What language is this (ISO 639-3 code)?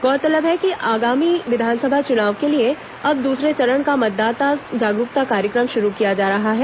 hin